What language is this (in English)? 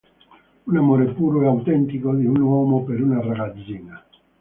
Italian